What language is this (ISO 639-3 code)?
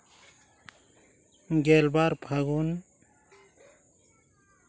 sat